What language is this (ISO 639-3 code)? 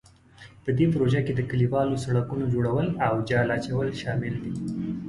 pus